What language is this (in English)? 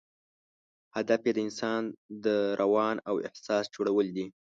Pashto